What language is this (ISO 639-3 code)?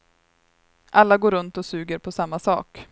swe